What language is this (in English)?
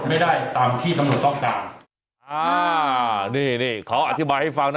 Thai